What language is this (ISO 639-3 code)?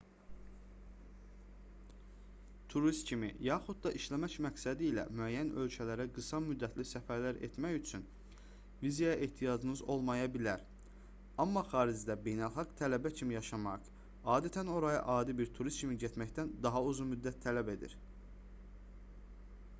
aze